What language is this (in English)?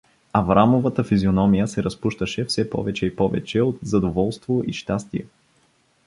Bulgarian